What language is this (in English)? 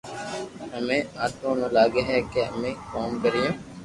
Loarki